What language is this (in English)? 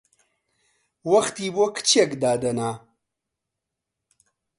Central Kurdish